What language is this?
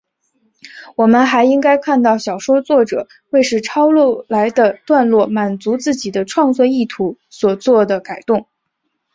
Chinese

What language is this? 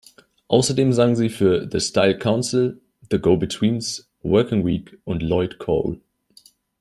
German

